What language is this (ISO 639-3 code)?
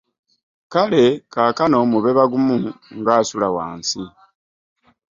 lug